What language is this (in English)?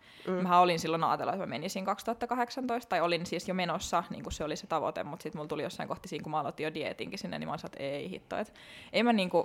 Finnish